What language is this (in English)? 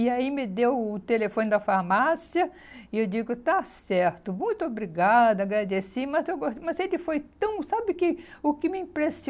Portuguese